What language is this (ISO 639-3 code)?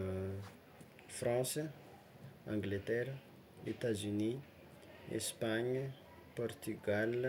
xmw